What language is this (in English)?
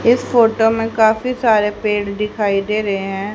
Hindi